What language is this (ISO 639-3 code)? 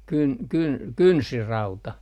fin